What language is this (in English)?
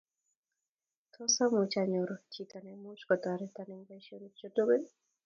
Kalenjin